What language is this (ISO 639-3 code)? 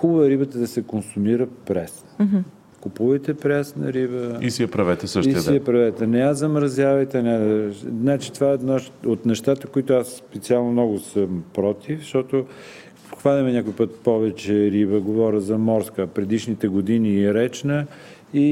bul